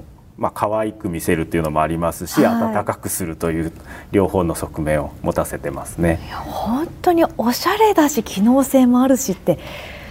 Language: Japanese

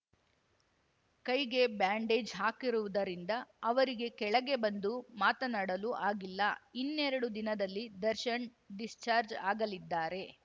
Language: Kannada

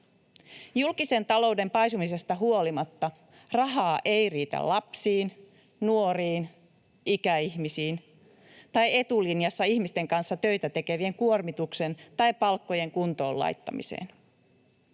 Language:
Finnish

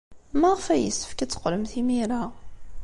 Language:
Kabyle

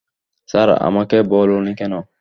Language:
Bangla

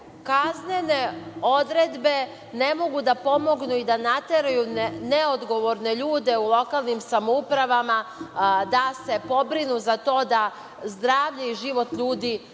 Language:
Serbian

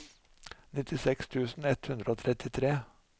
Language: Norwegian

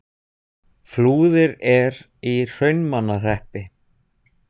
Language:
Icelandic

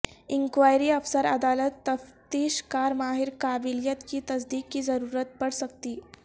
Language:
Urdu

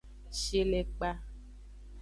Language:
Aja (Benin)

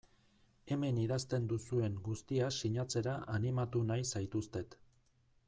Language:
Basque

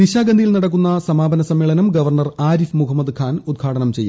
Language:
Malayalam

